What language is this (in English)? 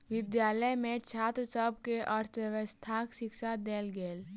Maithili